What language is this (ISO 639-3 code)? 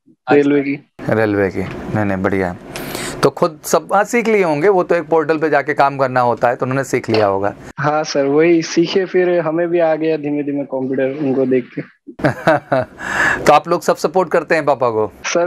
hin